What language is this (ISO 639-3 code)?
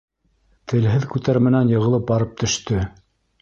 bak